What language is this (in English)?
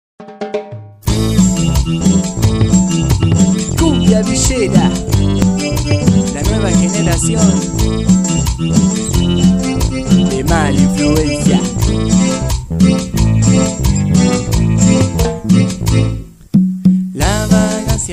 Spanish